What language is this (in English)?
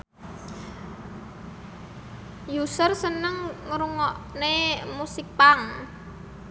Javanese